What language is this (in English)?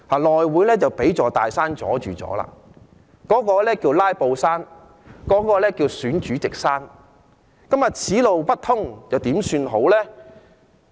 Cantonese